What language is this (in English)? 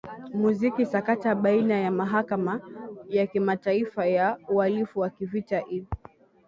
Swahili